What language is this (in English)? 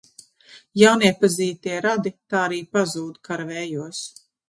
Latvian